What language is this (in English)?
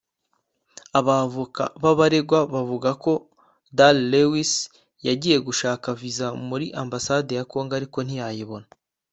Kinyarwanda